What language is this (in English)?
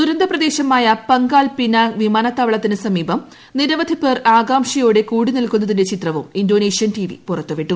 Malayalam